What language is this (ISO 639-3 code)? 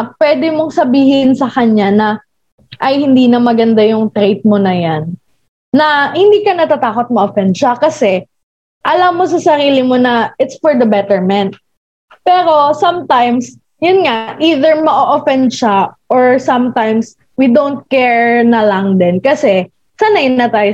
fil